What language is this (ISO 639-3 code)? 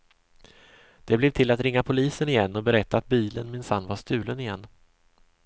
swe